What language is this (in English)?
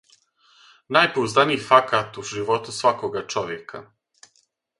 Serbian